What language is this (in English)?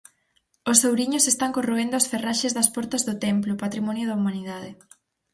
Galician